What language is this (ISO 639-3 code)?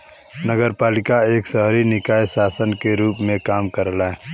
bho